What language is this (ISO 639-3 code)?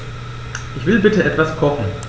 deu